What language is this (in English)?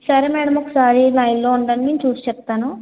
Telugu